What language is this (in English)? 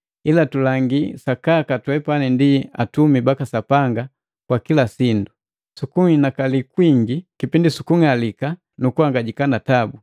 Matengo